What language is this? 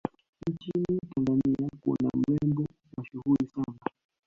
Swahili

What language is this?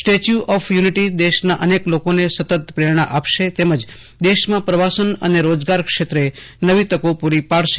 Gujarati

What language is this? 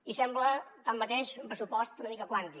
Catalan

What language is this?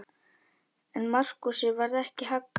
Icelandic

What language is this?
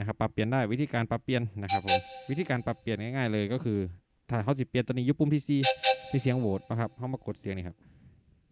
Thai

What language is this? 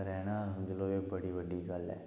Dogri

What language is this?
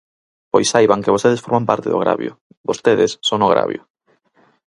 Galician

